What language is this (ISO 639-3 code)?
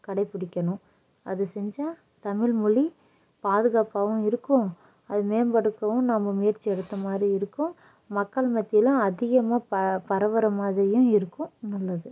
tam